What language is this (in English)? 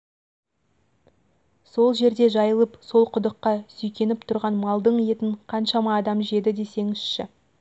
Kazakh